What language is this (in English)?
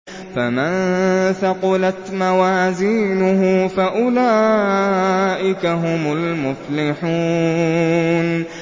Arabic